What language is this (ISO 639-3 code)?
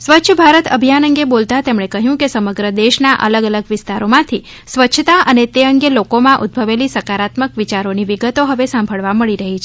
guj